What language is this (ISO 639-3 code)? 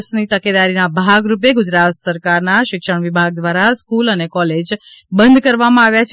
guj